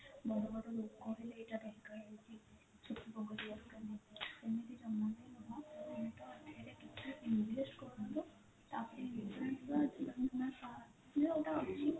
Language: Odia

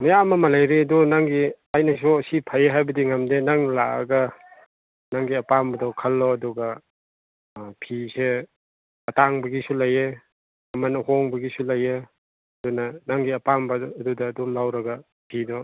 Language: Manipuri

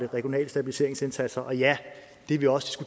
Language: Danish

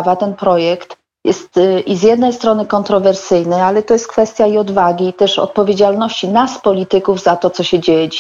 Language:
Polish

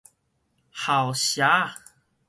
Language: Min Nan Chinese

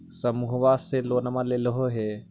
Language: Magahi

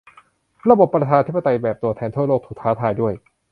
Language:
Thai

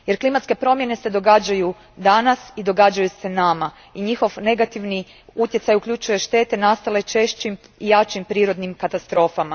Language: Croatian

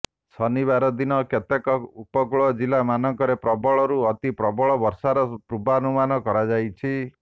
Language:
Odia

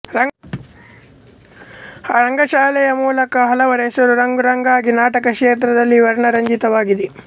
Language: Kannada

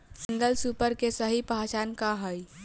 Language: Bhojpuri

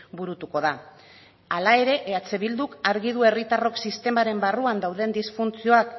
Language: Basque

